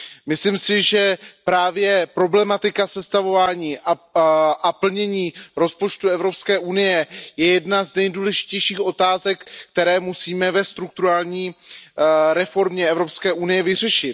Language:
Czech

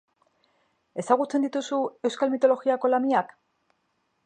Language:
Basque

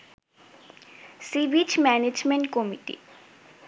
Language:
Bangla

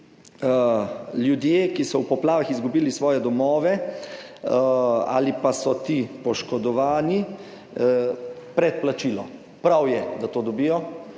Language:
Slovenian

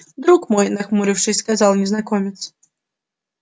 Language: Russian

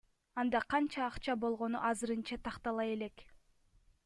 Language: Kyrgyz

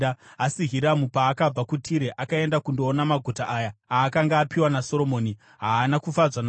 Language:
Shona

